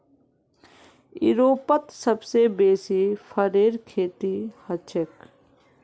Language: Magahi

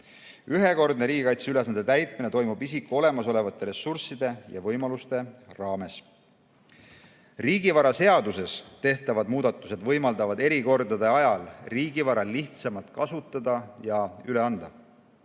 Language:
Estonian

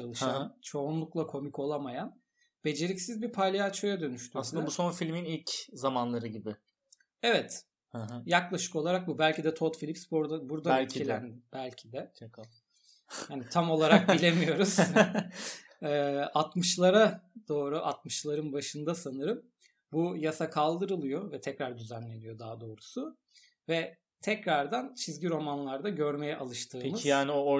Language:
Turkish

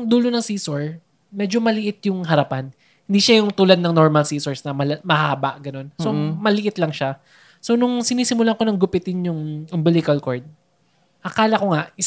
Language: Filipino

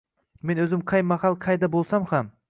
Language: Uzbek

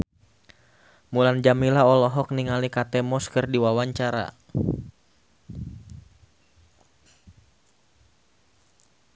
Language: Sundanese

